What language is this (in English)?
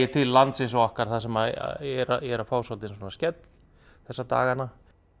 Icelandic